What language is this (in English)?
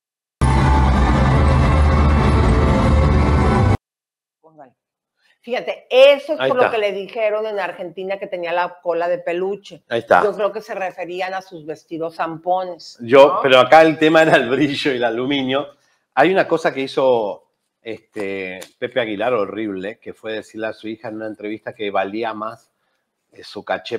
Spanish